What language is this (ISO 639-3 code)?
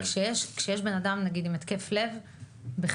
heb